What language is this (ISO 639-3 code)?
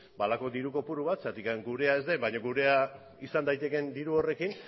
eus